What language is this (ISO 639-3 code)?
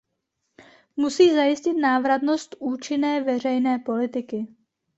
ces